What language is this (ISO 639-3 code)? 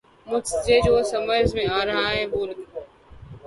urd